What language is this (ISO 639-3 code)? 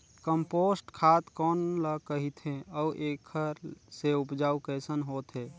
hne